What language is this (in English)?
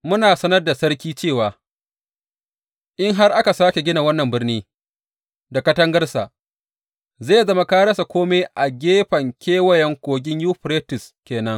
Hausa